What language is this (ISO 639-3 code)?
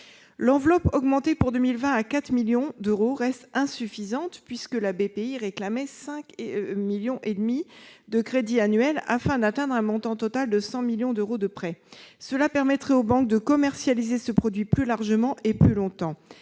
fra